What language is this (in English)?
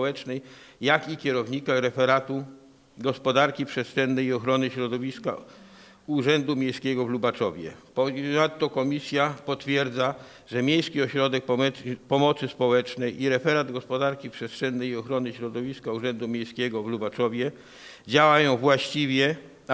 Polish